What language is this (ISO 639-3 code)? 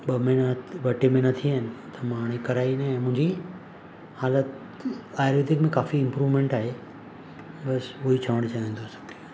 snd